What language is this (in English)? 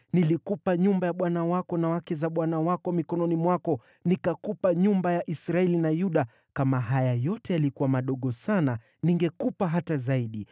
Swahili